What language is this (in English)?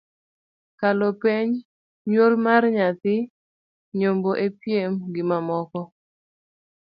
Luo (Kenya and Tanzania)